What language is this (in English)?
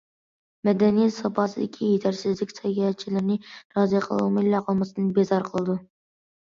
Uyghur